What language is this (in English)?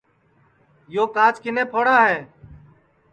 Sansi